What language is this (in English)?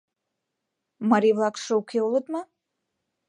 Mari